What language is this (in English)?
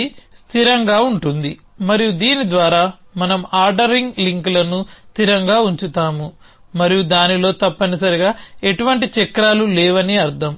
Telugu